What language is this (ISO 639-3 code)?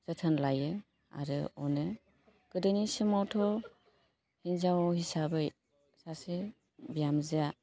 brx